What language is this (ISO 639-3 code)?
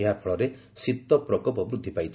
ori